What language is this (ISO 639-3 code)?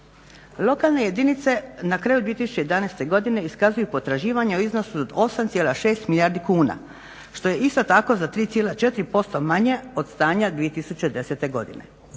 hrv